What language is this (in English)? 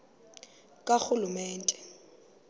Xhosa